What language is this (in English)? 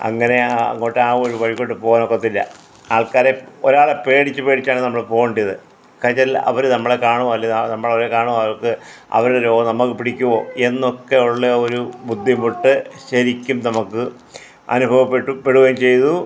Malayalam